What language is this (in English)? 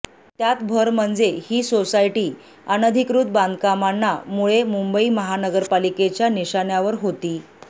Marathi